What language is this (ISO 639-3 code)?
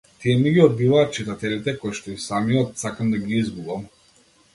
mkd